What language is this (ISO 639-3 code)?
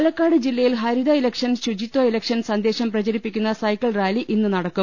mal